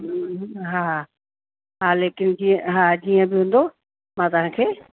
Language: Sindhi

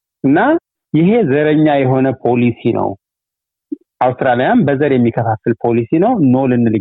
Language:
Amharic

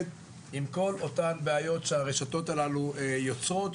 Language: Hebrew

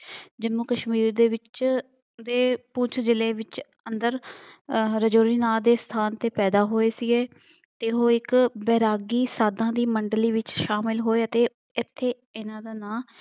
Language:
Punjabi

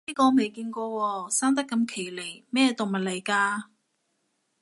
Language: Cantonese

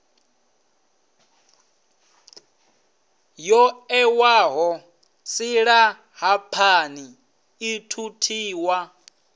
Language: Venda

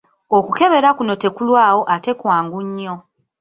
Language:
Ganda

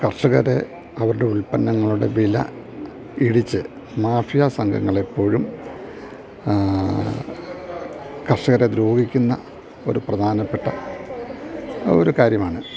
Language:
Malayalam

